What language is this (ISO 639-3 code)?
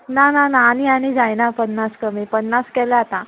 kok